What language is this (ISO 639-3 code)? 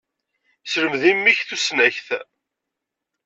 kab